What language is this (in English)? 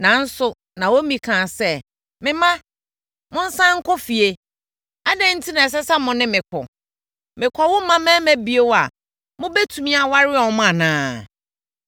Akan